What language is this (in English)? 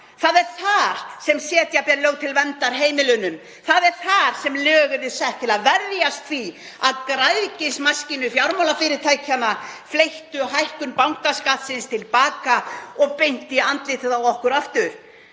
Icelandic